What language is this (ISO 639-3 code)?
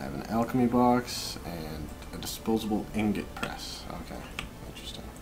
eng